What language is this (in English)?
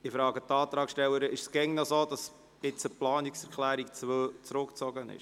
Swiss German